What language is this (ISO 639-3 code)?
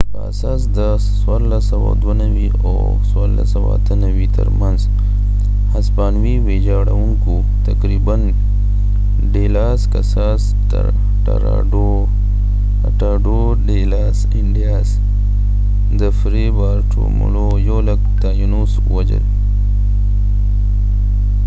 pus